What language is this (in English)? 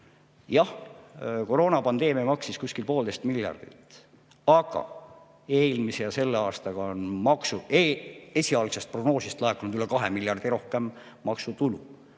Estonian